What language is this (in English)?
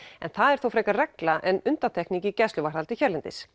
Icelandic